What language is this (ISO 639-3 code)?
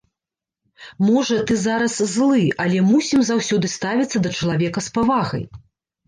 bel